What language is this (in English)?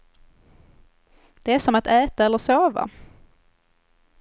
Swedish